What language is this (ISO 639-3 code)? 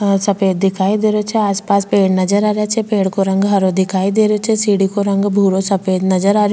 raj